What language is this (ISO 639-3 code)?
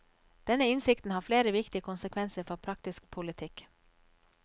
nor